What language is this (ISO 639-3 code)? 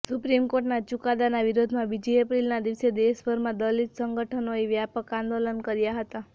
guj